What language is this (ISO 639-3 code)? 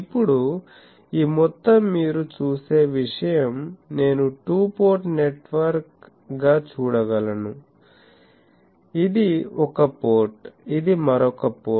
tel